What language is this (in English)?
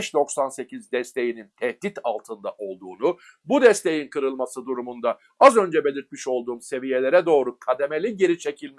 Turkish